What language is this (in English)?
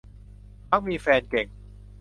Thai